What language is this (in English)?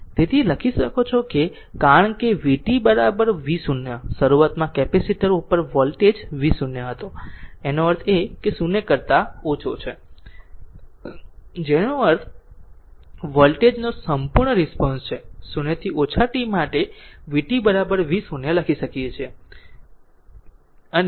Gujarati